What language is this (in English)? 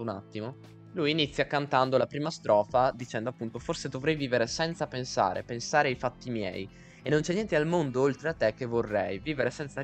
Italian